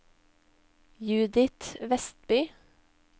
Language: Norwegian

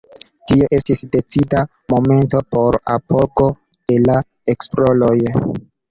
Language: Esperanto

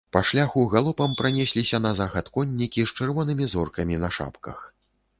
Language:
Belarusian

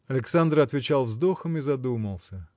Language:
Russian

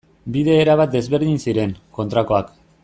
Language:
Basque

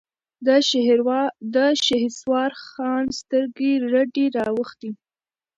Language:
Pashto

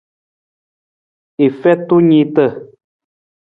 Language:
Nawdm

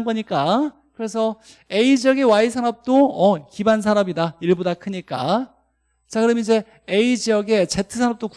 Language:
Korean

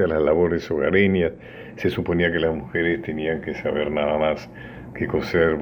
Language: Spanish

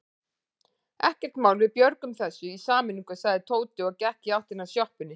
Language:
Icelandic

